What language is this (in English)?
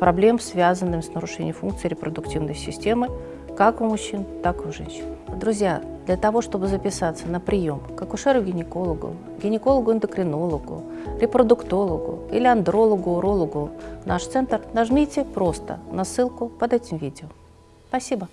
Russian